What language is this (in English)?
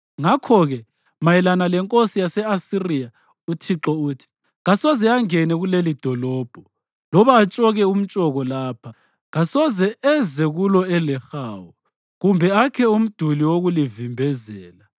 North Ndebele